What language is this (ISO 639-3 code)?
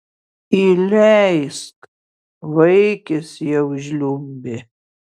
lit